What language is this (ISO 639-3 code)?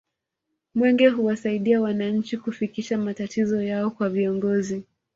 swa